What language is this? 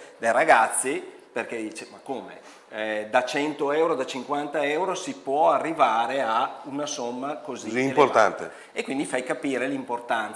Italian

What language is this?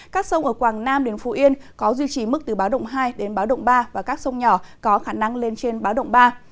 Vietnamese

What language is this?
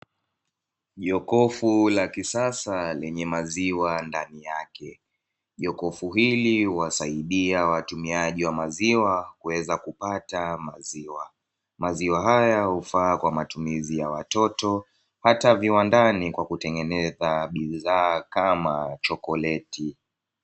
Swahili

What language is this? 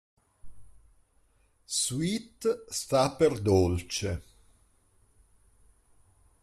Italian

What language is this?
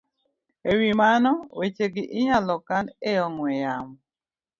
Luo (Kenya and Tanzania)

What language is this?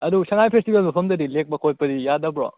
Manipuri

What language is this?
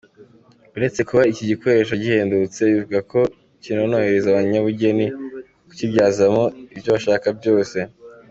Kinyarwanda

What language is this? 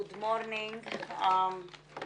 Hebrew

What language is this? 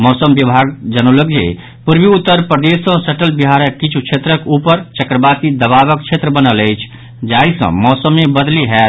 Maithili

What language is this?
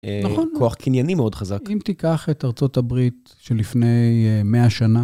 Hebrew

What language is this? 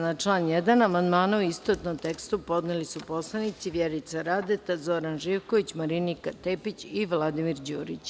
Serbian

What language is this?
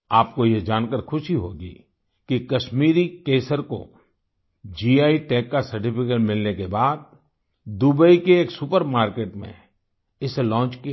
Hindi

